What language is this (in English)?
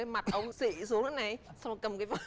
Vietnamese